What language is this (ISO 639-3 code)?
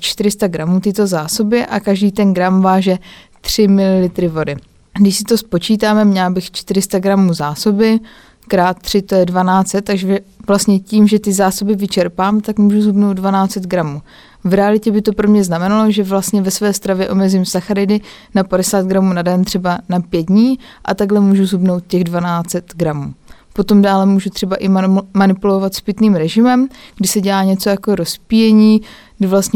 ces